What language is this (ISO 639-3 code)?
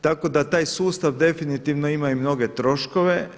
hrv